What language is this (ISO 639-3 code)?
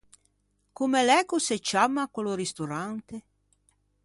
lij